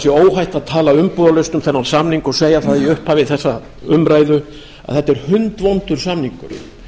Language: Icelandic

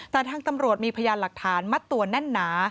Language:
Thai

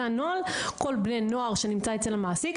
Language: Hebrew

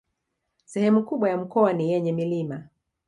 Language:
Swahili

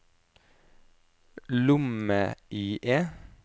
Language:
Norwegian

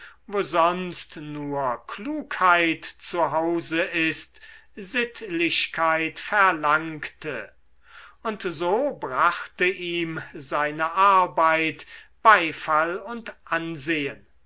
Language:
German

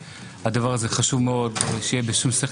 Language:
Hebrew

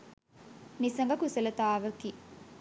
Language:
Sinhala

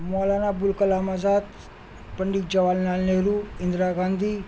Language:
Urdu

